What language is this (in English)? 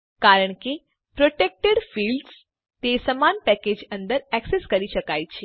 Gujarati